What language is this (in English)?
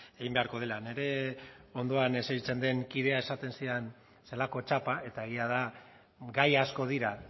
Basque